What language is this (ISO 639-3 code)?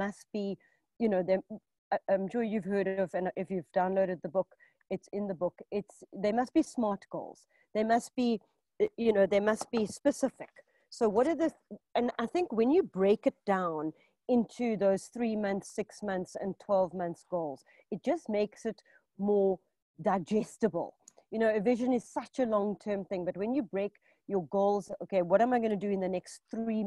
eng